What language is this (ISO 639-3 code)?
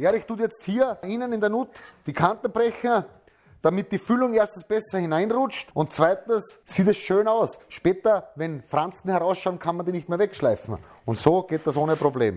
deu